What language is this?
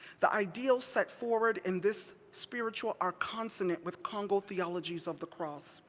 English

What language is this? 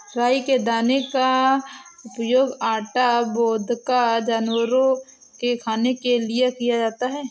Hindi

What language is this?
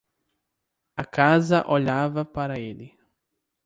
Portuguese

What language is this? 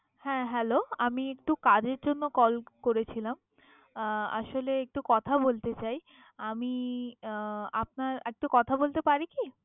Bangla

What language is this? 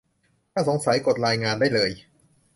Thai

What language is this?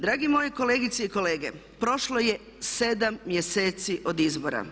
Croatian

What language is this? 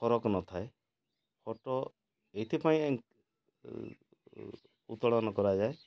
Odia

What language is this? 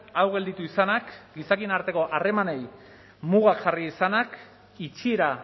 Basque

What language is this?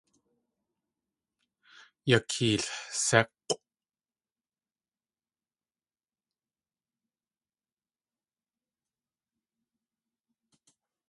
Tlingit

